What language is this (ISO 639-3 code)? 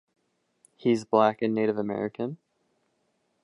eng